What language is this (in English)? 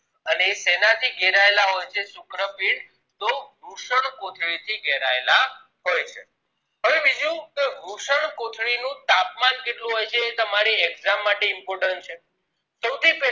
Gujarati